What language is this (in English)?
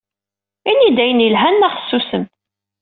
Kabyle